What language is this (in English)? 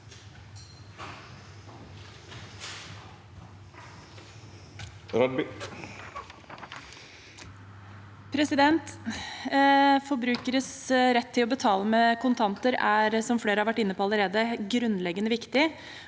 Norwegian